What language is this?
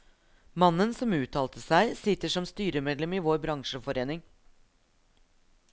Norwegian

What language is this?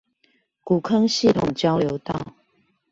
Chinese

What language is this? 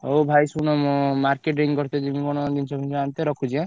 Odia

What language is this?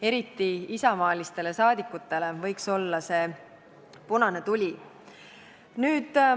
Estonian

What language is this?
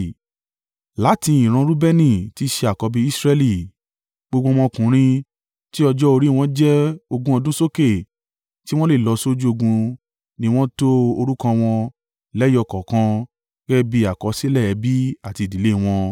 Yoruba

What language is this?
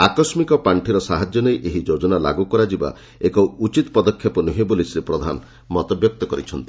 Odia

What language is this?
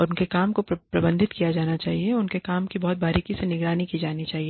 Hindi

